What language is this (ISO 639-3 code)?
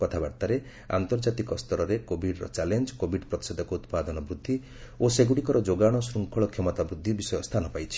ori